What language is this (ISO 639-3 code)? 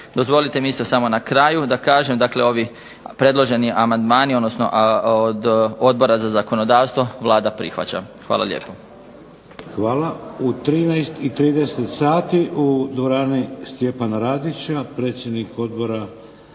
hrv